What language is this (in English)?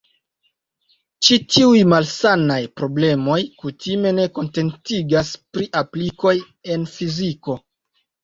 Esperanto